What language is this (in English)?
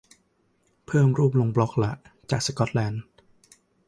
Thai